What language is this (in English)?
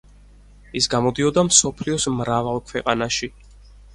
Georgian